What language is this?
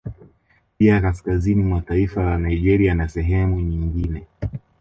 Swahili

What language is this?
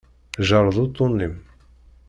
Kabyle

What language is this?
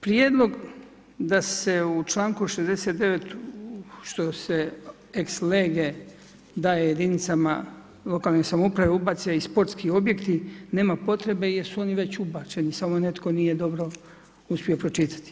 Croatian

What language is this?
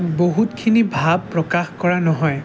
Assamese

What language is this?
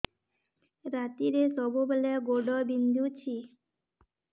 Odia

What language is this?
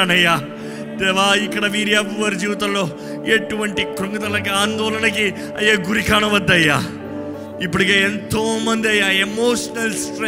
Telugu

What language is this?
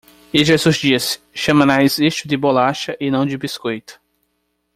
Portuguese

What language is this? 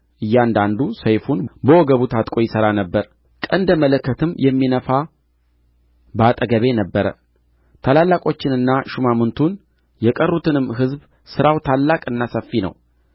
Amharic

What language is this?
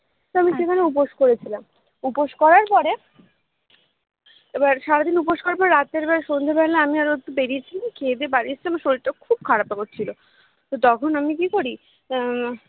Bangla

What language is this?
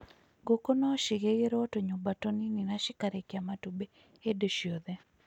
Kikuyu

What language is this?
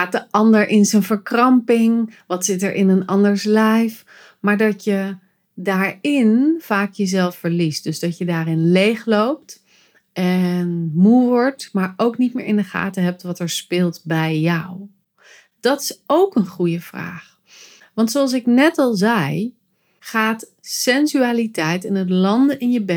Dutch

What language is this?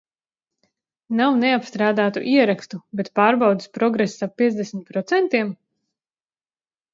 Latvian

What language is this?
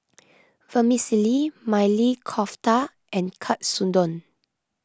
English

